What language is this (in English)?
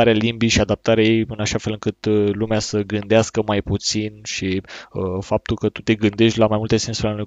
Romanian